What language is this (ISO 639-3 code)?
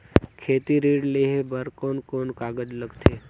hne